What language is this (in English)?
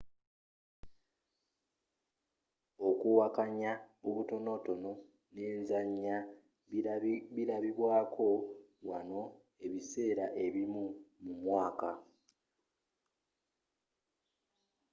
Ganda